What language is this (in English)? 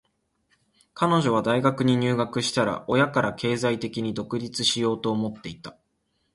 Japanese